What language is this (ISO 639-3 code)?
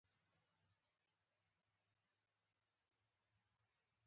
pus